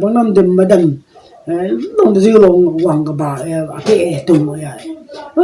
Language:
Burmese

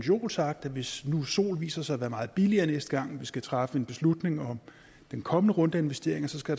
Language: Danish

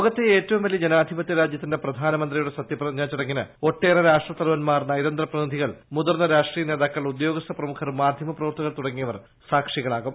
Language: Malayalam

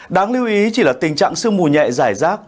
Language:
Vietnamese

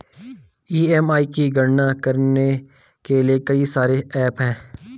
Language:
Hindi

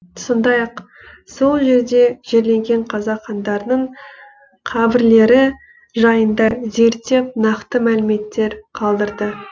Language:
Kazakh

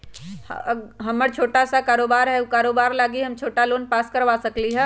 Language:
Magahi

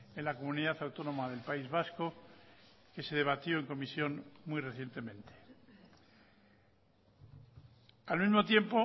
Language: Spanish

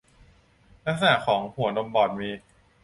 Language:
Thai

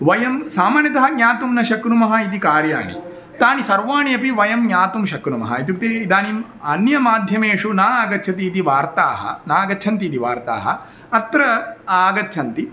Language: Sanskrit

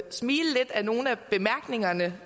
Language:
Danish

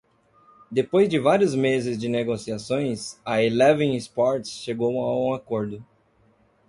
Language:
Portuguese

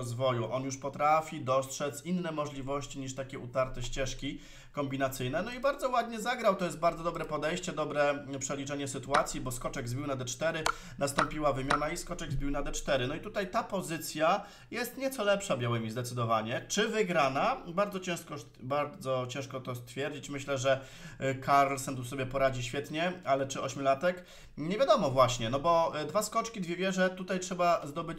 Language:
Polish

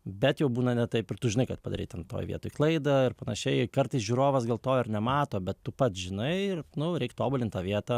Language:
Lithuanian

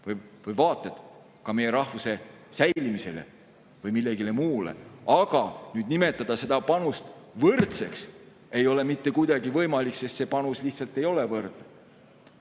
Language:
Estonian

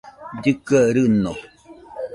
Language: Nüpode Huitoto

